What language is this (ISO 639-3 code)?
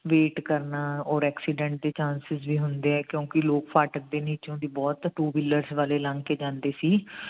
pan